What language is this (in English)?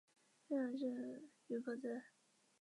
Chinese